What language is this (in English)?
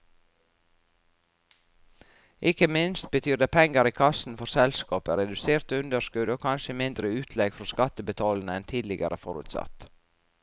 Norwegian